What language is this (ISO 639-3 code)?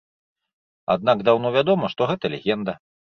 bel